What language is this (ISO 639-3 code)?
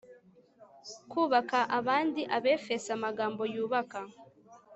kin